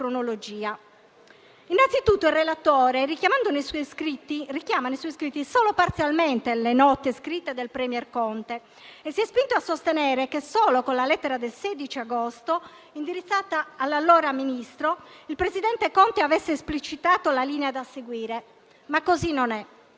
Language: Italian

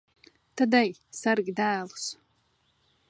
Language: Latvian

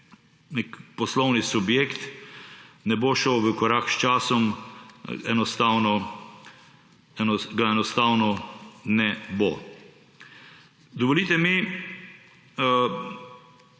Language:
Slovenian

